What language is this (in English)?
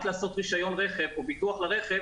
Hebrew